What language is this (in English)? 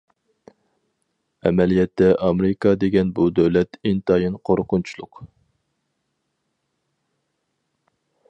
Uyghur